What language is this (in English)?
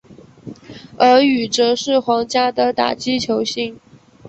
Chinese